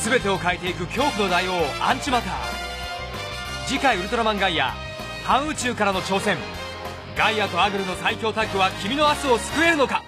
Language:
Japanese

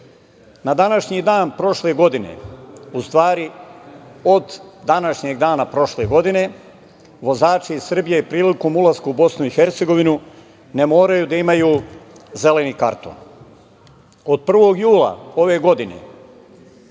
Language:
Serbian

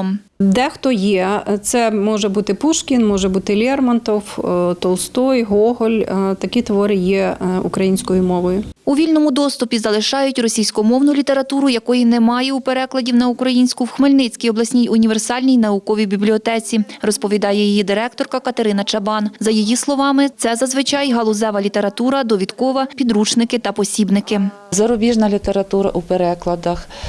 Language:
Ukrainian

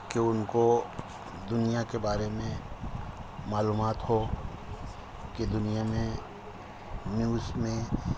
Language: Urdu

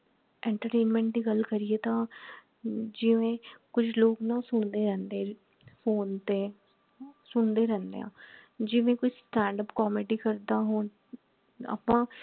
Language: Punjabi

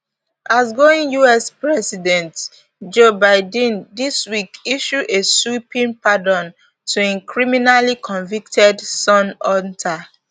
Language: Nigerian Pidgin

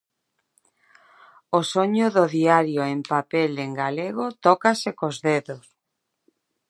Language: Galician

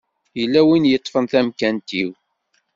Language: Kabyle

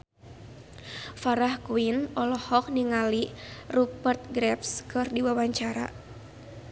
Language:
Sundanese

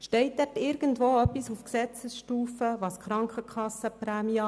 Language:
Swiss German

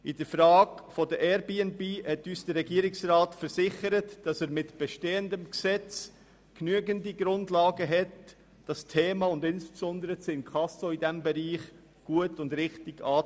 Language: Swiss German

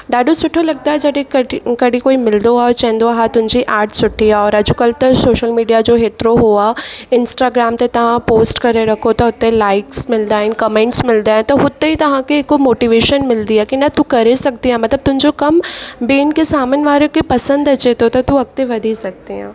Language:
Sindhi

